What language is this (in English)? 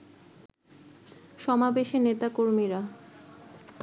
Bangla